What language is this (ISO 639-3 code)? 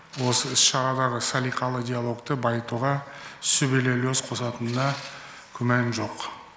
kaz